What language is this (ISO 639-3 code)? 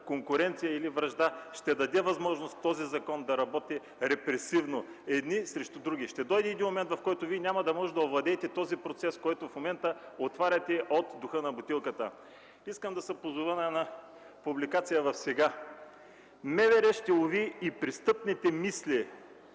bul